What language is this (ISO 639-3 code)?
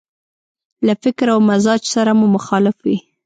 pus